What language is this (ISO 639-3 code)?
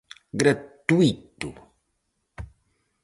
glg